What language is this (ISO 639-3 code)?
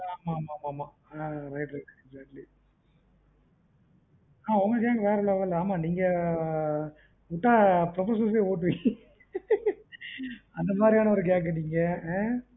tam